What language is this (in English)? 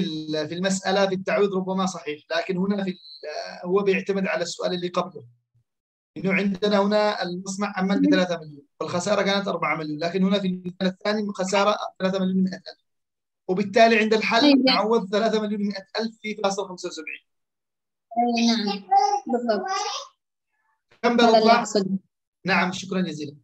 Arabic